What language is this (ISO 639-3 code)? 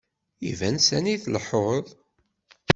kab